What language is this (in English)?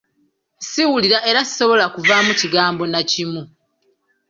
Ganda